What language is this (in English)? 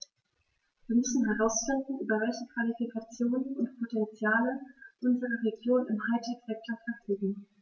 German